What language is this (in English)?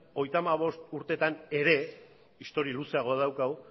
Basque